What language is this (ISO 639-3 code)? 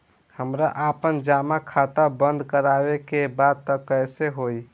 bho